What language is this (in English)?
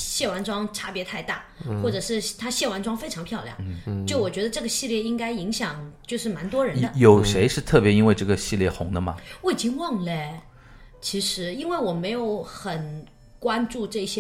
Chinese